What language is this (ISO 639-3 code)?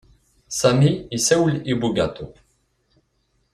kab